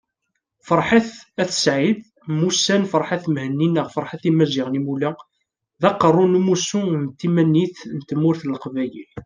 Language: Kabyle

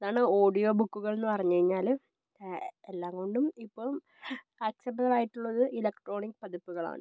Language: Malayalam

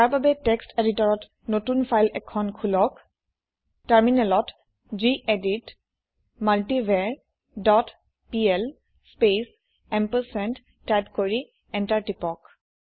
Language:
Assamese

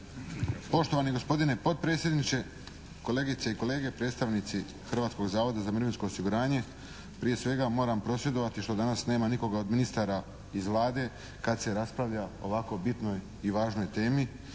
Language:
Croatian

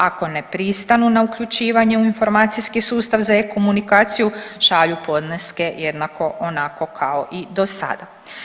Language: Croatian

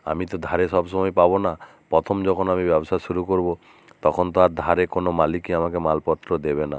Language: Bangla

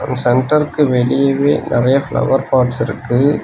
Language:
Tamil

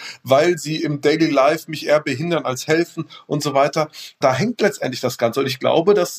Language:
German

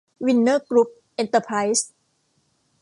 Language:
Thai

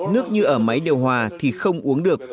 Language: Vietnamese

